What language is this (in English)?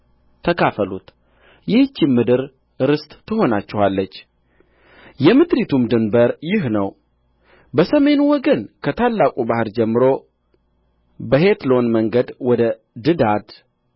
Amharic